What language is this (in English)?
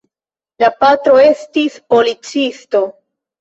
Esperanto